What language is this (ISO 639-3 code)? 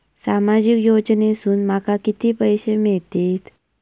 mar